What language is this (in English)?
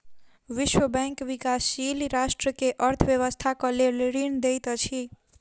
Maithili